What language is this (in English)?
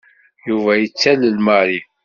Kabyle